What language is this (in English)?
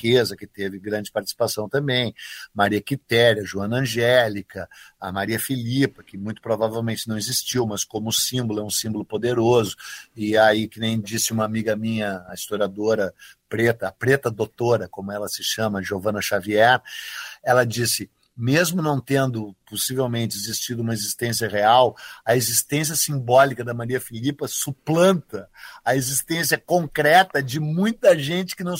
Portuguese